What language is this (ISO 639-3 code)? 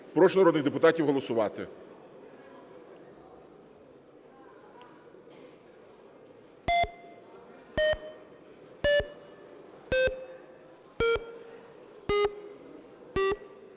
ukr